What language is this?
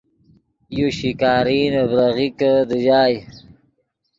Yidgha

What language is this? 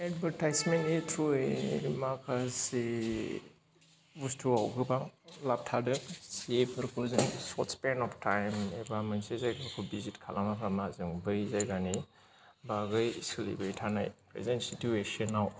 Bodo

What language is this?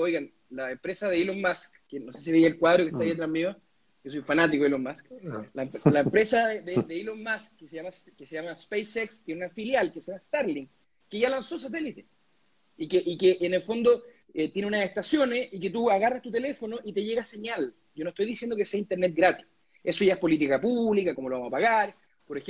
Spanish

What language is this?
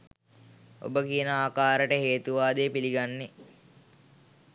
Sinhala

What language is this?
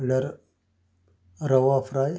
Konkani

